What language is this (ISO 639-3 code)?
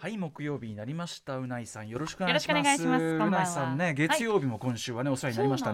jpn